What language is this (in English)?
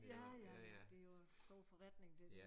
Danish